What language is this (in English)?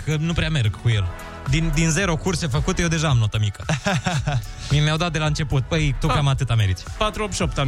Romanian